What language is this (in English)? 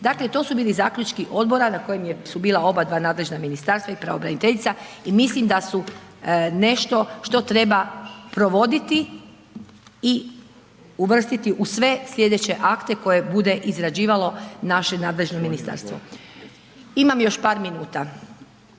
Croatian